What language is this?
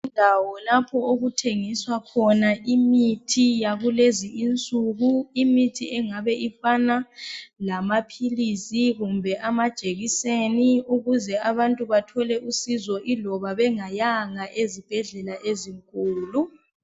North Ndebele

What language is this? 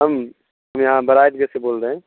Urdu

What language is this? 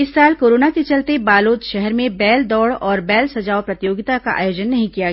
Hindi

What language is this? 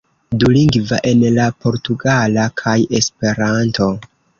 Esperanto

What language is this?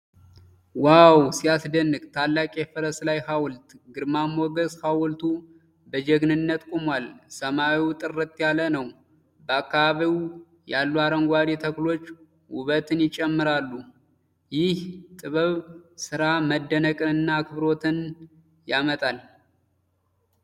Amharic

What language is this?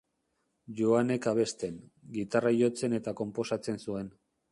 Basque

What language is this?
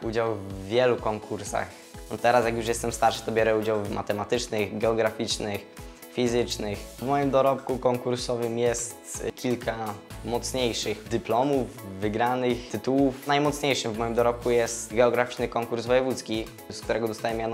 Polish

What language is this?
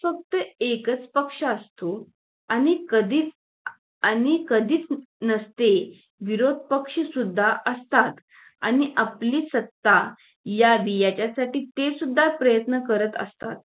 Marathi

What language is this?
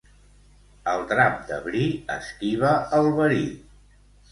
Catalan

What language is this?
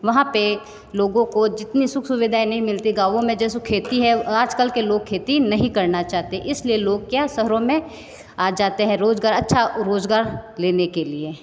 Hindi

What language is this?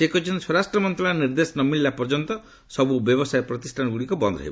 Odia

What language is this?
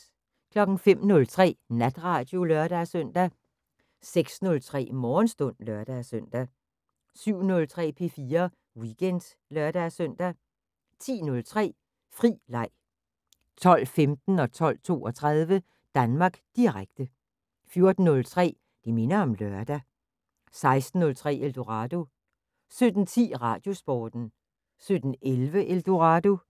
Danish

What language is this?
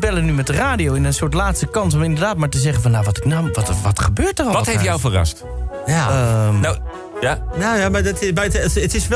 Dutch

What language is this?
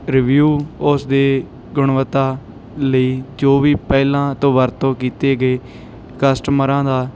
Punjabi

